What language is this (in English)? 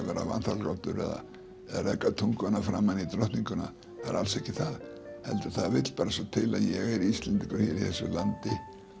Icelandic